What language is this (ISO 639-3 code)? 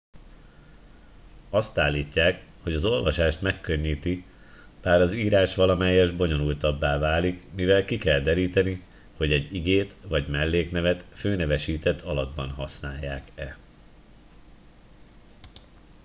hun